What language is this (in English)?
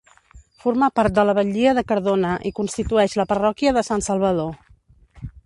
Catalan